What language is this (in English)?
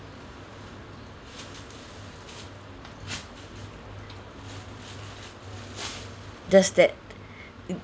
English